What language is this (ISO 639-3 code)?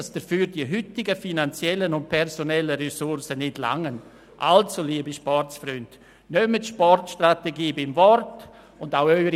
gsw